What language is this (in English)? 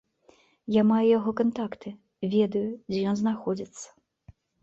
Belarusian